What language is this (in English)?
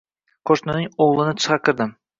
Uzbek